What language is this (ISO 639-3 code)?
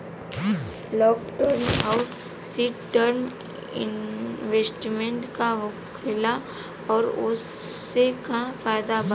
bho